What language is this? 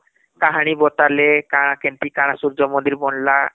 Odia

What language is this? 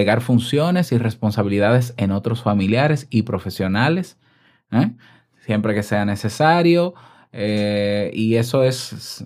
Spanish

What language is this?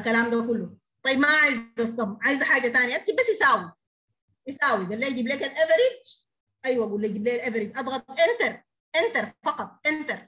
Arabic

